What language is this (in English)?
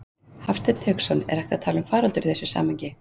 Icelandic